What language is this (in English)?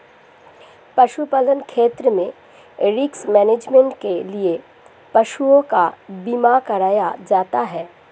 Hindi